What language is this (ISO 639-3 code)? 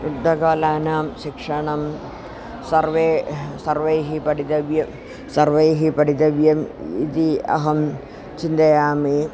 san